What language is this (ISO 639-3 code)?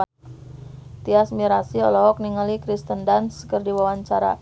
sun